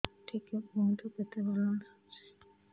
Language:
Odia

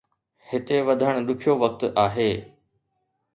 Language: Sindhi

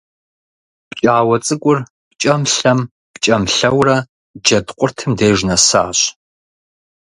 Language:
Kabardian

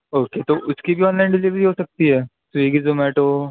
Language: Urdu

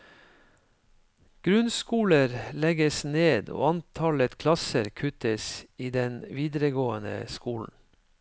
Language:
Norwegian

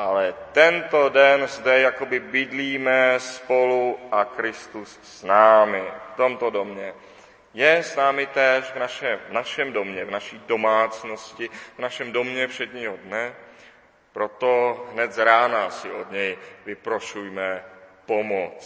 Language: Czech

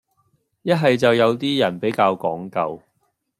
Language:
Cantonese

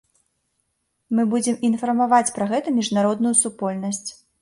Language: Belarusian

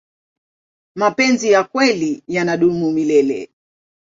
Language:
Swahili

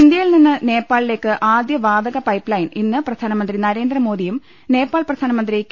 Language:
Malayalam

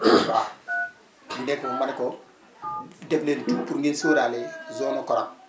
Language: Wolof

